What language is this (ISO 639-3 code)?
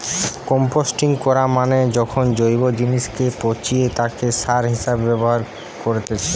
ben